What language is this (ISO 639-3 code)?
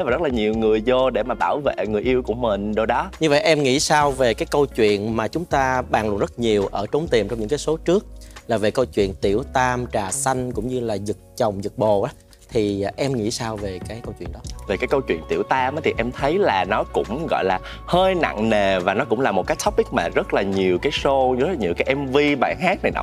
vie